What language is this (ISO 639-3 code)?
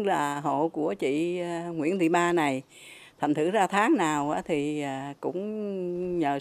vie